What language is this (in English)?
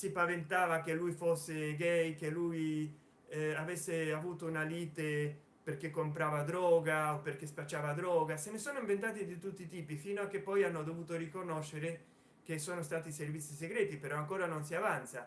Italian